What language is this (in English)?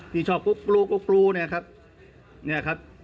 Thai